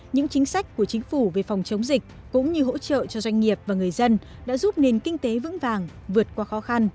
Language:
Vietnamese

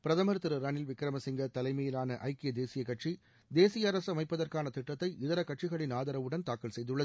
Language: Tamil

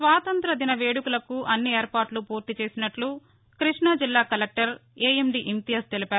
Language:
Telugu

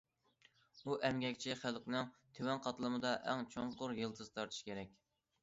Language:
Uyghur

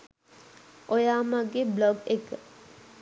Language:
Sinhala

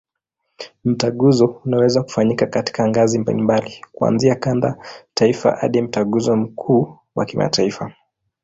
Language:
Swahili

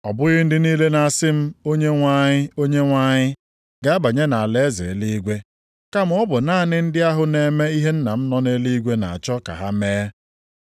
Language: Igbo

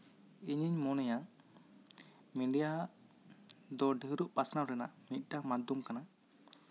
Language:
Santali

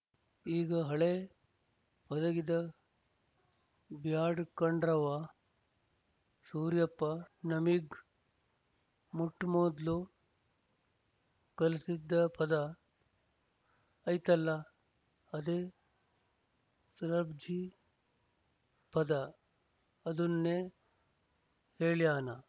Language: Kannada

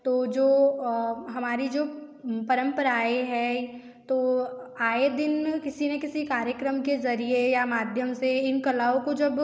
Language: Hindi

